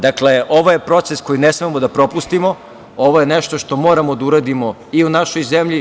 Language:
Serbian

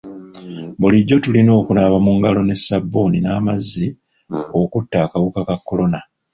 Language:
Ganda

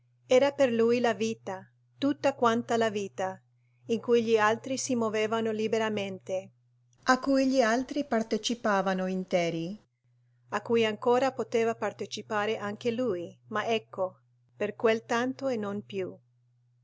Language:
Italian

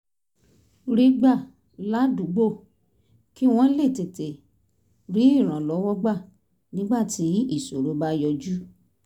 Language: Yoruba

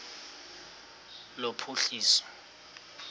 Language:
Xhosa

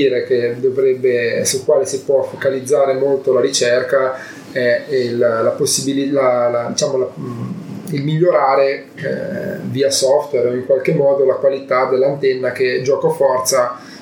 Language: Italian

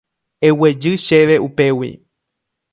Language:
Guarani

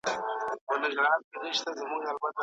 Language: Pashto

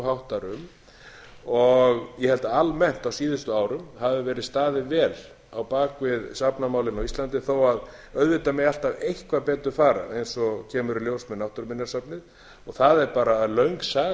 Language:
Icelandic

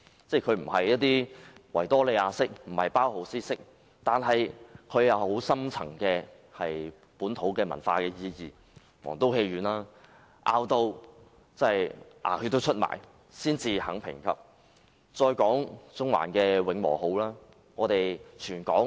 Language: Cantonese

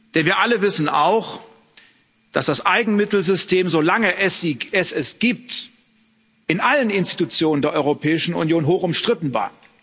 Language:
German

